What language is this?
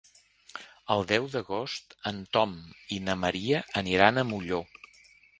Catalan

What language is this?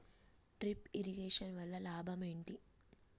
Telugu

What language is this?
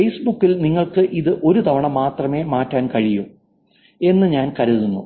Malayalam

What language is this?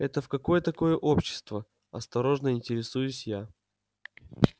Russian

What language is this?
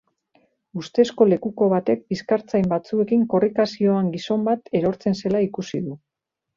Basque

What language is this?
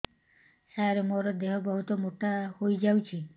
Odia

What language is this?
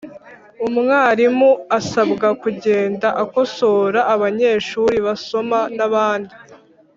Kinyarwanda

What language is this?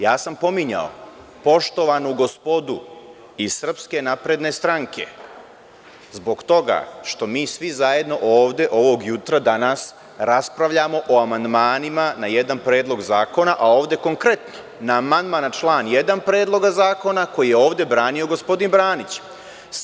Serbian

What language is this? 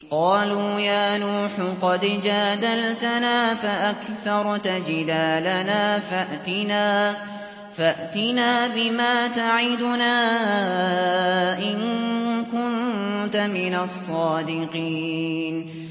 Arabic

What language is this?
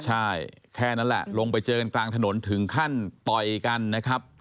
Thai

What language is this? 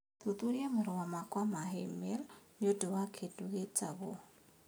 Kikuyu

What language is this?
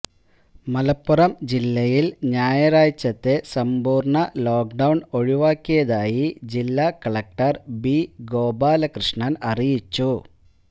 Malayalam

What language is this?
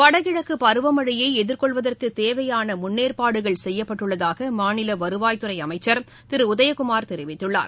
Tamil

